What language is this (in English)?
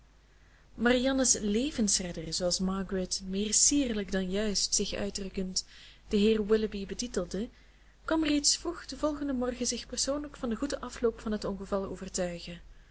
Dutch